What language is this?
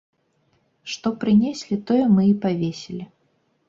Belarusian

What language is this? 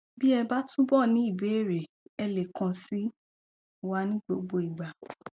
Yoruba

